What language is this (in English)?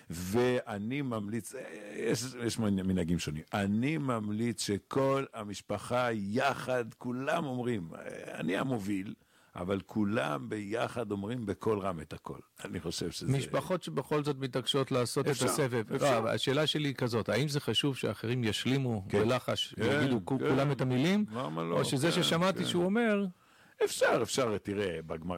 Hebrew